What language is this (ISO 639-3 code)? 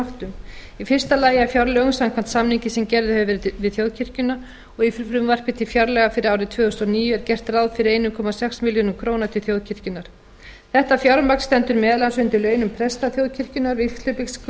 isl